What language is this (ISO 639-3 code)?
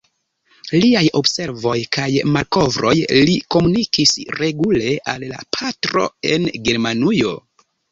epo